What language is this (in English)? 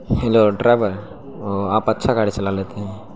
Urdu